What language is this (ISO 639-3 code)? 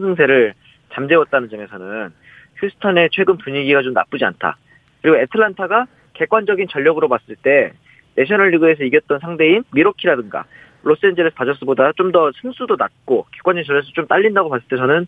kor